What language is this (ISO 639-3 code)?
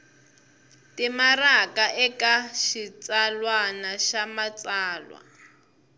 tso